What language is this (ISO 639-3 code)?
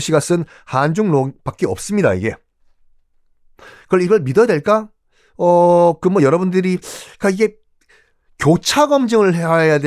kor